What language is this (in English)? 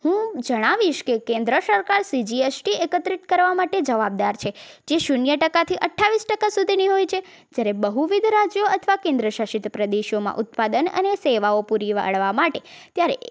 Gujarati